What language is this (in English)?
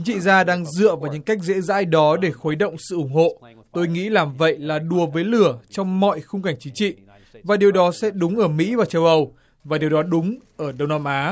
Vietnamese